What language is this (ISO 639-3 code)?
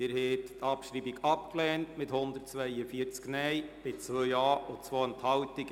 gsw